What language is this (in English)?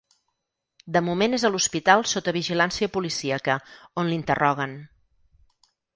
Catalan